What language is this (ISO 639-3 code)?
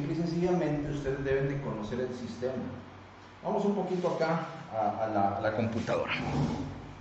spa